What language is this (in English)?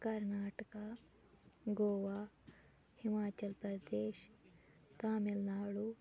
Kashmiri